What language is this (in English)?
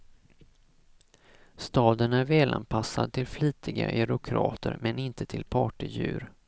Swedish